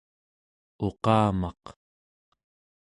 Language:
Central Yupik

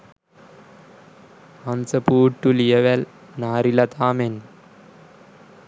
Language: Sinhala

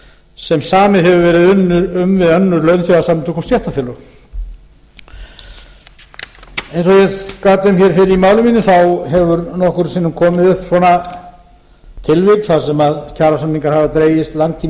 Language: Icelandic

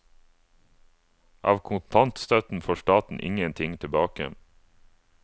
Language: Norwegian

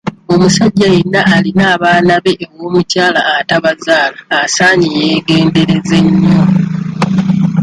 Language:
Ganda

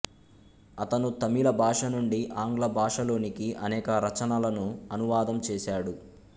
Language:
Telugu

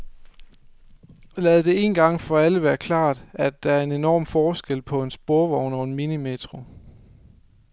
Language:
Danish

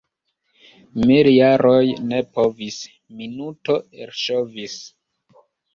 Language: Esperanto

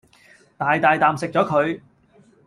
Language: Cantonese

